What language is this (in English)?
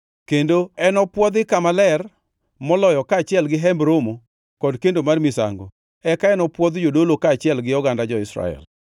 Luo (Kenya and Tanzania)